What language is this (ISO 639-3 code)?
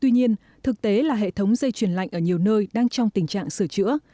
vie